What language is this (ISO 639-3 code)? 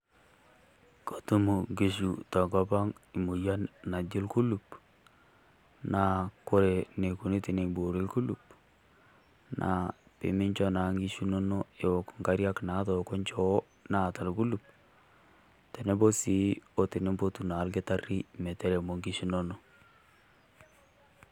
mas